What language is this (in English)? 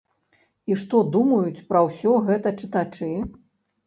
Belarusian